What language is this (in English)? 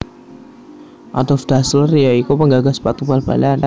Javanese